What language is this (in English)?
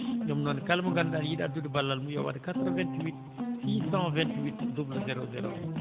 Fula